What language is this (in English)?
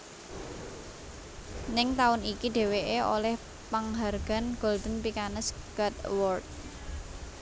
Javanese